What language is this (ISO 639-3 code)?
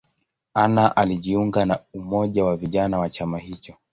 swa